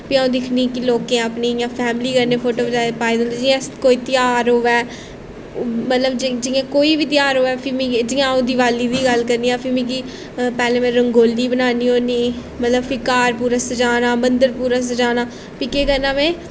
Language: Dogri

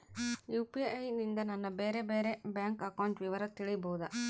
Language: Kannada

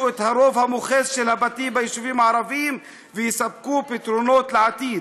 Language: Hebrew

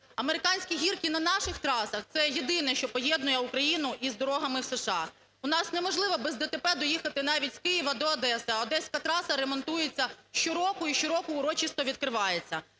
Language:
Ukrainian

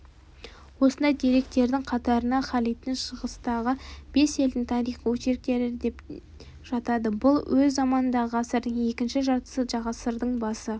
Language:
Kazakh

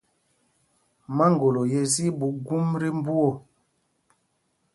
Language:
Mpumpong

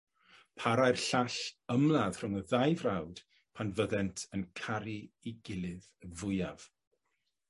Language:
Welsh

